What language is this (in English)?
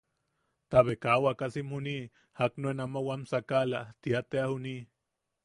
Yaqui